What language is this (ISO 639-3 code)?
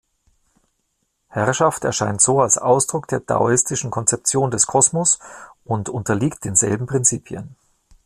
deu